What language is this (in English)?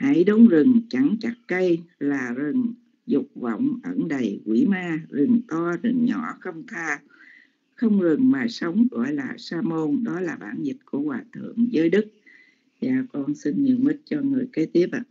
Vietnamese